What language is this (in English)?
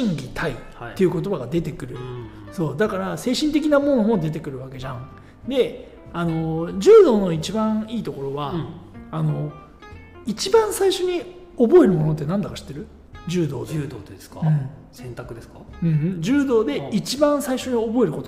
Japanese